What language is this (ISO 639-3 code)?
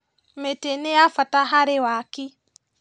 kik